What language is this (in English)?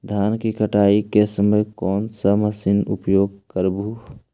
Magahi